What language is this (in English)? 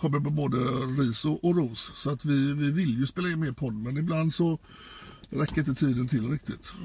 Swedish